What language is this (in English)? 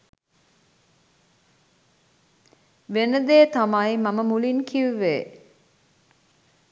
Sinhala